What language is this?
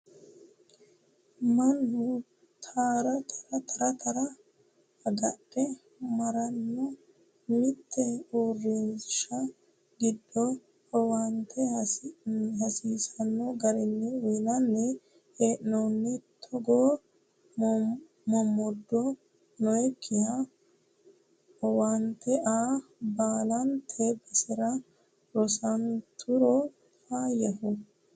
Sidamo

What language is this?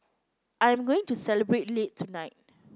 English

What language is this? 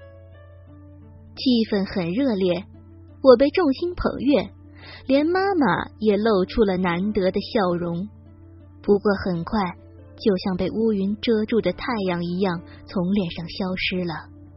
Chinese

